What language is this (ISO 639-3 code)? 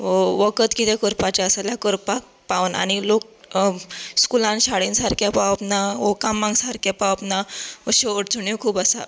kok